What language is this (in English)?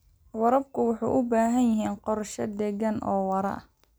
Somali